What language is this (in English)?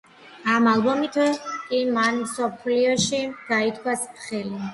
Georgian